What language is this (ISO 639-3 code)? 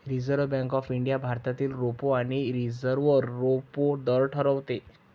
mar